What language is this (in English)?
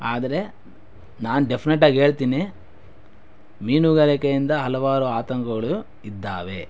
Kannada